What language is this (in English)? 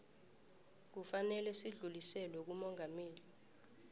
South Ndebele